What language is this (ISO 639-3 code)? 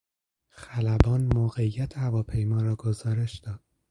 fas